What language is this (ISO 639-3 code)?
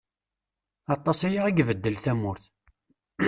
kab